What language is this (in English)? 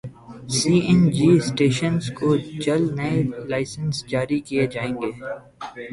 Urdu